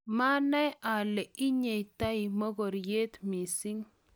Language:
Kalenjin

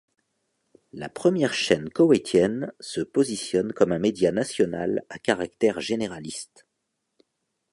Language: French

